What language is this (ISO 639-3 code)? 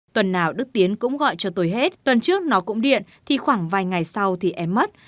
vie